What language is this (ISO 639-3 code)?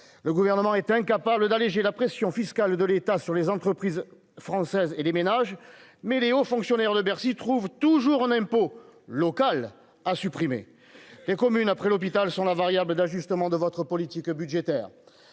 fra